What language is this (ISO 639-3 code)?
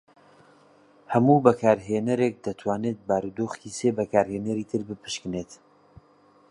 ckb